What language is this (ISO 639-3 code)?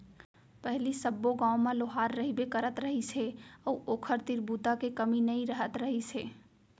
hne